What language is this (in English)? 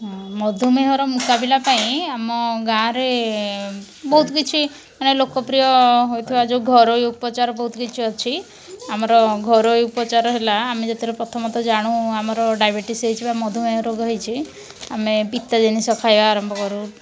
Odia